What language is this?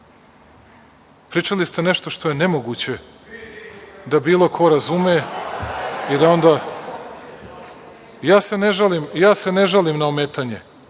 Serbian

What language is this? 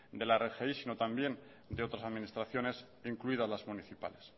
Spanish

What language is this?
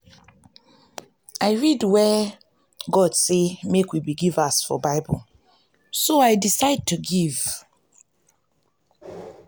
Nigerian Pidgin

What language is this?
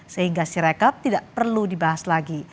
Indonesian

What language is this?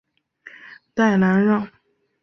Chinese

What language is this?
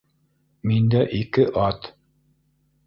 Bashkir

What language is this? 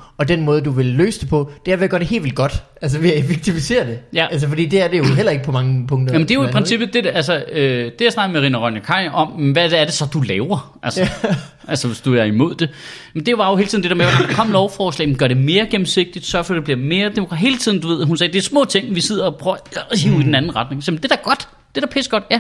Danish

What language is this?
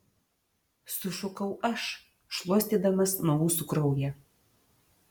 Lithuanian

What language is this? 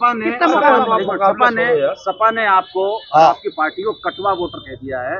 Hindi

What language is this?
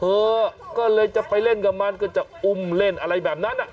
Thai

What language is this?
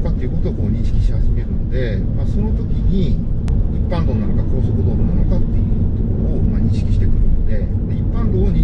Japanese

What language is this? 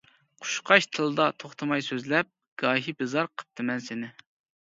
Uyghur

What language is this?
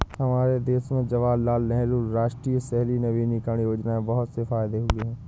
Hindi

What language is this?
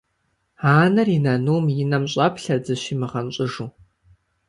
Kabardian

